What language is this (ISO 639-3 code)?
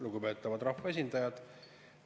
est